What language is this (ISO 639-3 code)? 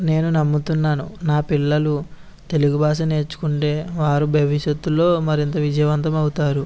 tel